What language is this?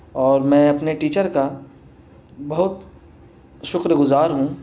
Urdu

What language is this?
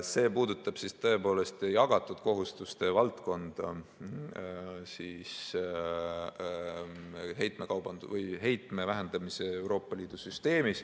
Estonian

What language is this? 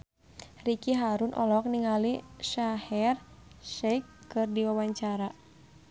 Sundanese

